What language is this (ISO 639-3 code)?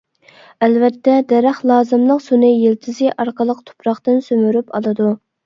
uig